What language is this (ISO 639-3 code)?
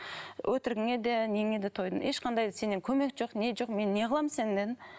kaz